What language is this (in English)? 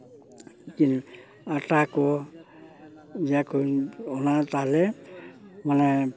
Santali